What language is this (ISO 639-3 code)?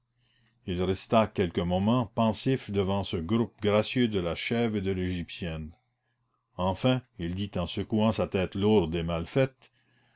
fra